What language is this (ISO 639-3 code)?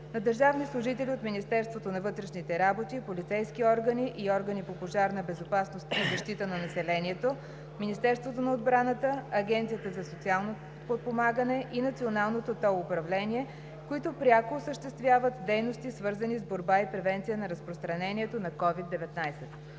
bul